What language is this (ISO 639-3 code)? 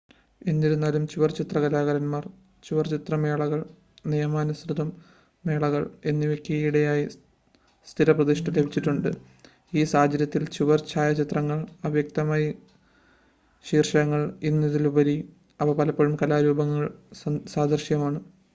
mal